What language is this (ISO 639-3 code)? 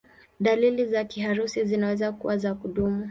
swa